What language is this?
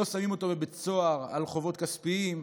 Hebrew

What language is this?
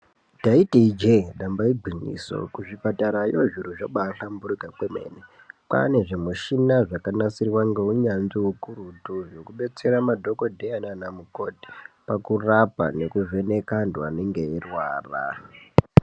Ndau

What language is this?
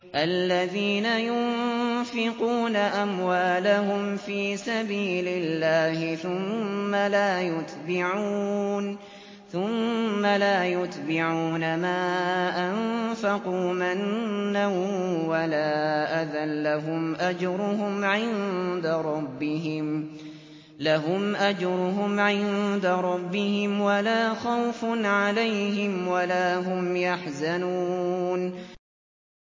Arabic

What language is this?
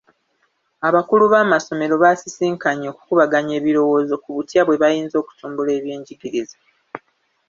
Ganda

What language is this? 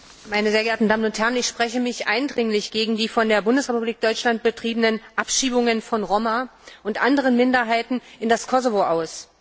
German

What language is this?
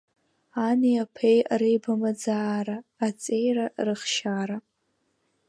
Abkhazian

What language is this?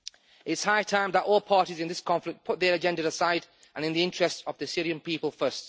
English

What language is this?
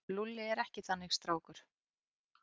Icelandic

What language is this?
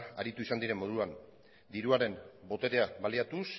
Basque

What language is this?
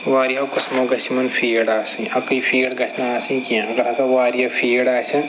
Kashmiri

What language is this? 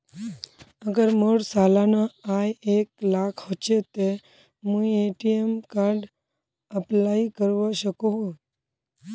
Magahi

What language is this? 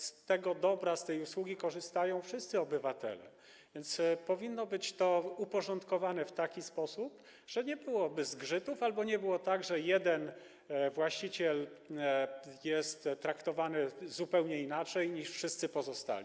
Polish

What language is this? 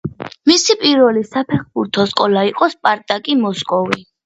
Georgian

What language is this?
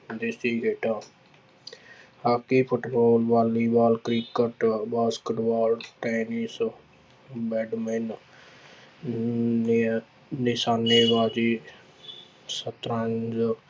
Punjabi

